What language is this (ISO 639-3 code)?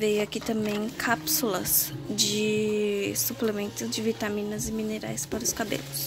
por